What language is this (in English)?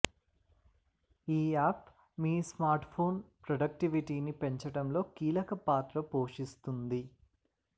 Telugu